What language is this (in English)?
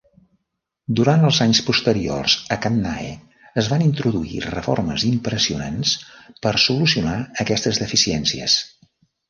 Catalan